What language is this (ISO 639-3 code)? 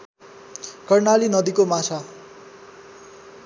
nep